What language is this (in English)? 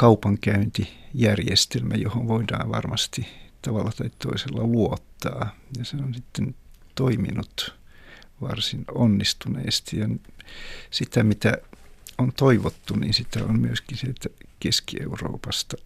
Finnish